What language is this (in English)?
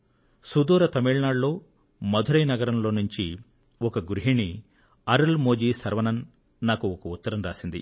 Telugu